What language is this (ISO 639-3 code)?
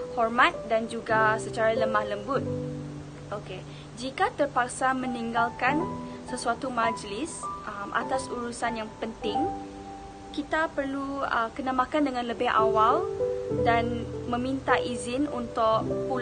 msa